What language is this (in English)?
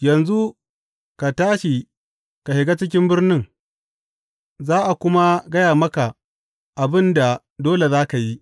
Hausa